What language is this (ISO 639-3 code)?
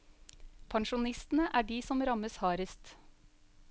nor